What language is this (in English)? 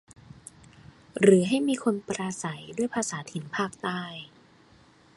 Thai